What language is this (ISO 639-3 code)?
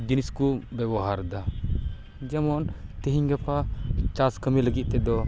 sat